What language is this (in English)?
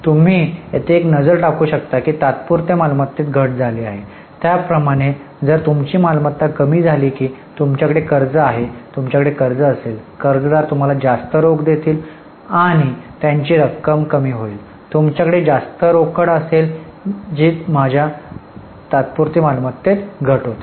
Marathi